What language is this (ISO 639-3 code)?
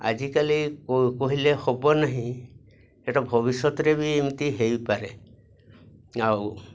ori